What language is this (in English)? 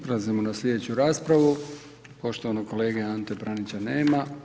Croatian